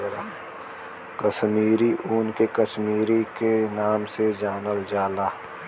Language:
Bhojpuri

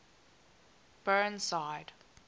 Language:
English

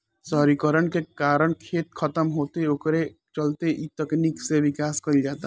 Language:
Bhojpuri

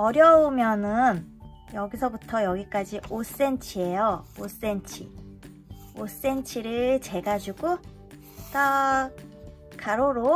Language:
Korean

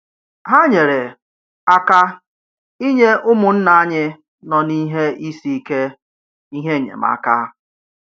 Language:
Igbo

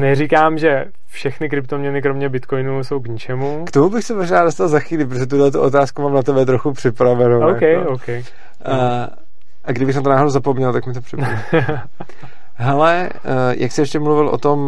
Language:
Czech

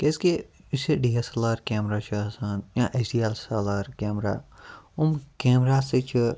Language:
Kashmiri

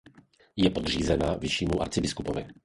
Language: Czech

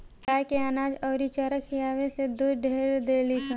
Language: Bhojpuri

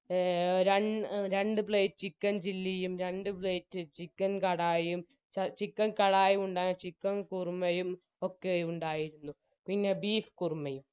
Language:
Malayalam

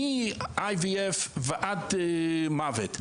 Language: Hebrew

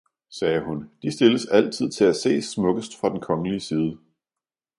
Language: Danish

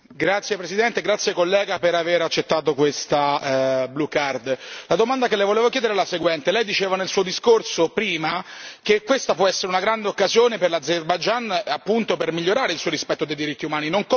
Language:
Italian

